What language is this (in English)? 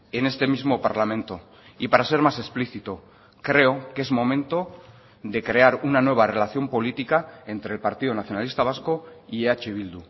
Spanish